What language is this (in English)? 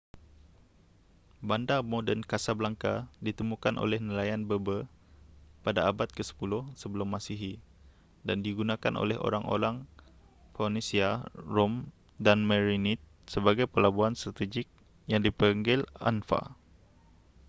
Malay